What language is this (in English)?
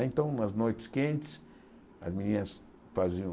Portuguese